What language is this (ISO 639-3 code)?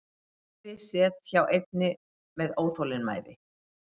isl